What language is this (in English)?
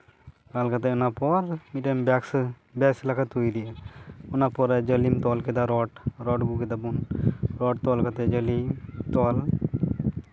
Santali